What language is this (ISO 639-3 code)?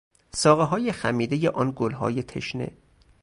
fas